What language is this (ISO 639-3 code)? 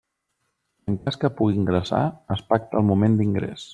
cat